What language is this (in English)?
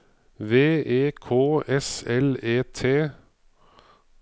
Norwegian